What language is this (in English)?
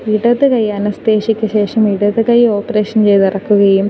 Malayalam